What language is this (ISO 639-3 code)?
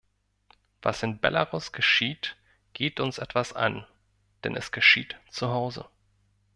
deu